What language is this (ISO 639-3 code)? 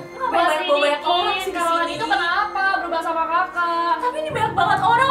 ind